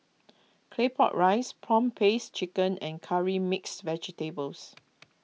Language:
English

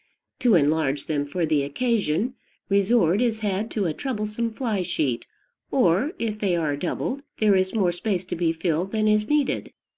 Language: English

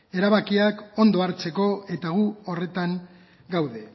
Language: Basque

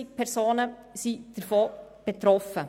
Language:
Swiss German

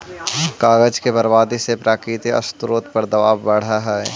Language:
Magahi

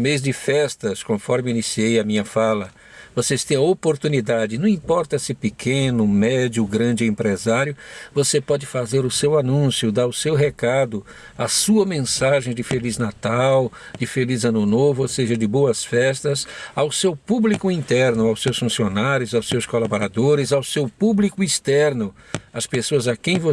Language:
Portuguese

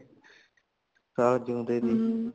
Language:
Punjabi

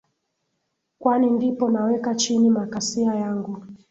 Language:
Swahili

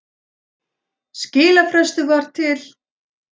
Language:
Icelandic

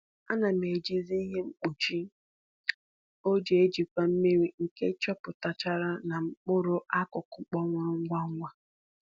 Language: Igbo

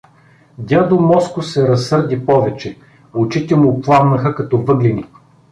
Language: Bulgarian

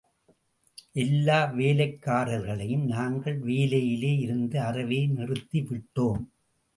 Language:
Tamil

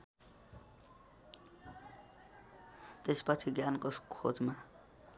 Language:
Nepali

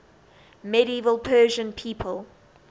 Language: English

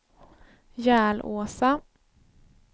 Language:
Swedish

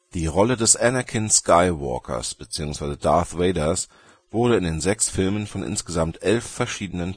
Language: German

